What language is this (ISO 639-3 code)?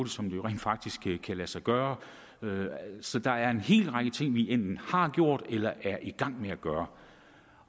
dan